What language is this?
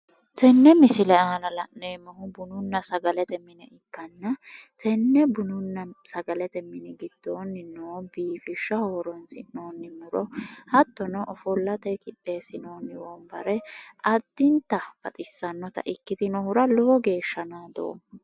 Sidamo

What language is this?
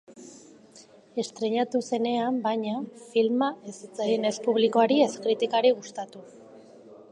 Basque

